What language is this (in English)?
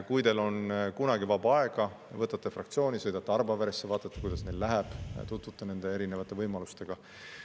Estonian